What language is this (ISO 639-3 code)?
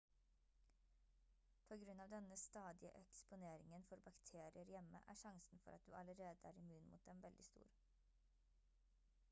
nob